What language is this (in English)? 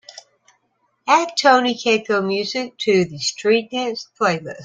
English